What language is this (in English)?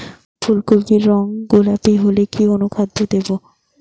Bangla